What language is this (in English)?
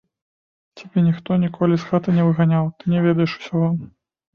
Belarusian